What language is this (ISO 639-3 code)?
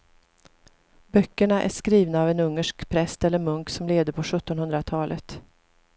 swe